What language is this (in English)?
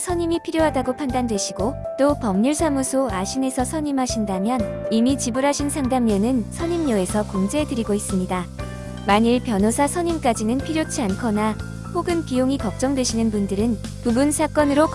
Korean